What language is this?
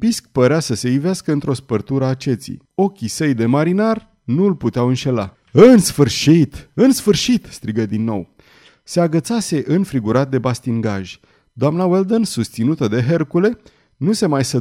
Romanian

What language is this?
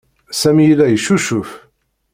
Kabyle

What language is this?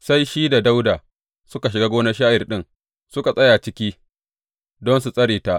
Hausa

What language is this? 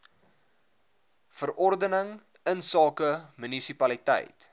Afrikaans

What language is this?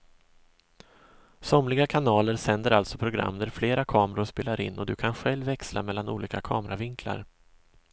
Swedish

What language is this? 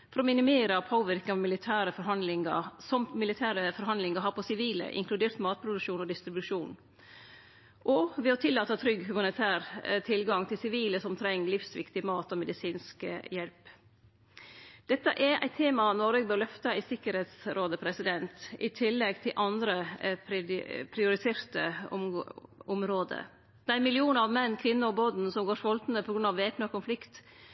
Norwegian Nynorsk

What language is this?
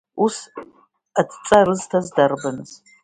Abkhazian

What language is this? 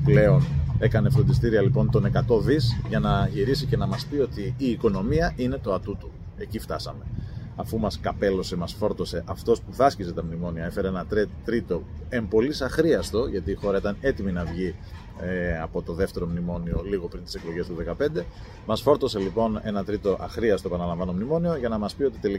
Greek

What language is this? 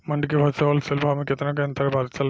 Bhojpuri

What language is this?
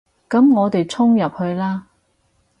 Cantonese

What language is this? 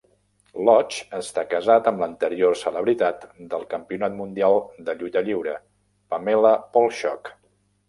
Catalan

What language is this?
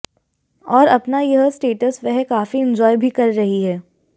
Hindi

